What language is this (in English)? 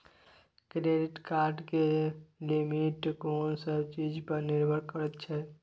Maithili